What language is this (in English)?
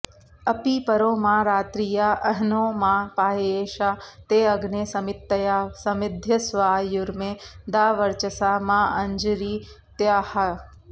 Sanskrit